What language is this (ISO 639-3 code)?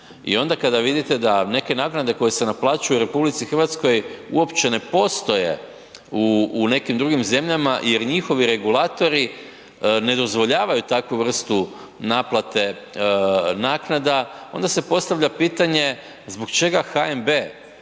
hrv